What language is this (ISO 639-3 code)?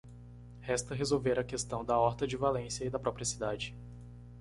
por